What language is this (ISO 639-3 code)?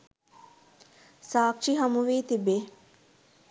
sin